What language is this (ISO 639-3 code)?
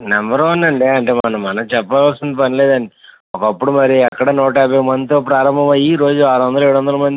tel